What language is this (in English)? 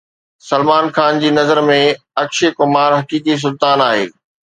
Sindhi